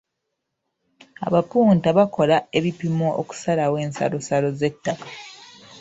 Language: Ganda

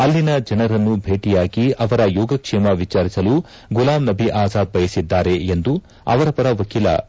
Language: Kannada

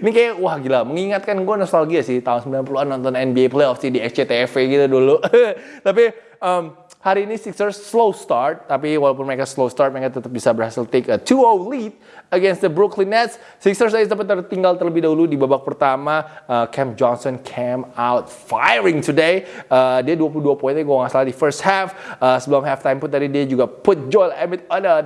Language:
Indonesian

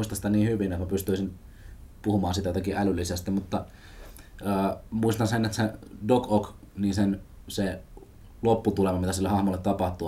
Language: Finnish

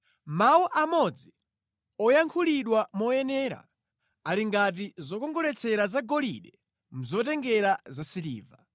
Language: Nyanja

